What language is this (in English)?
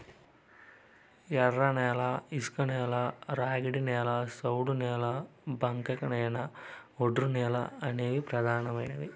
Telugu